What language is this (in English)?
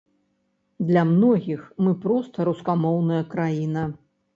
Belarusian